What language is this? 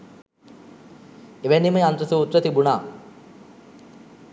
Sinhala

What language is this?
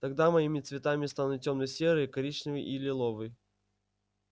Russian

